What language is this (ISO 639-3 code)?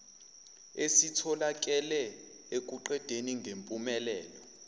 zul